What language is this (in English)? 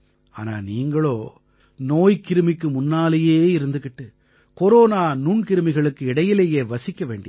Tamil